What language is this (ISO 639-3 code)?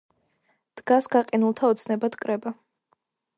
kat